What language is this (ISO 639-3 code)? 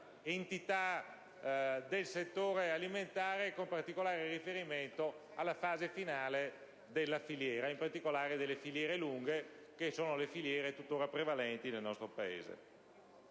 ita